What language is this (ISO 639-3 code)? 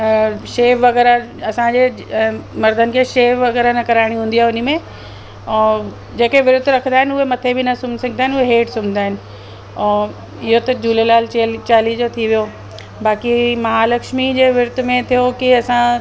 snd